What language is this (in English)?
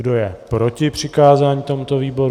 Czech